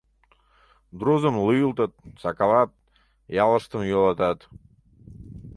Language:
Mari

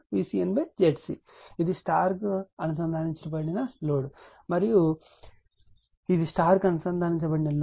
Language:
Telugu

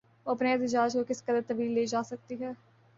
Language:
Urdu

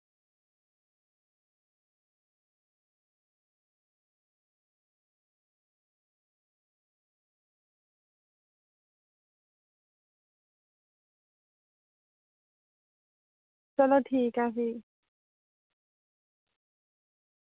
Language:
Dogri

